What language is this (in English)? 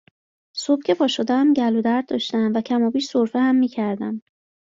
Persian